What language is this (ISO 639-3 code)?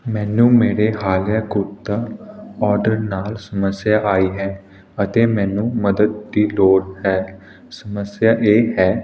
pan